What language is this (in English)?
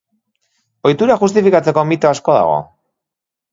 Basque